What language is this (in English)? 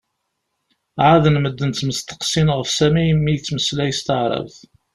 Kabyle